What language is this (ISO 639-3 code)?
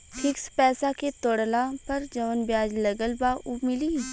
bho